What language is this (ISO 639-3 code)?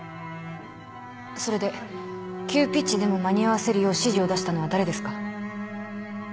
jpn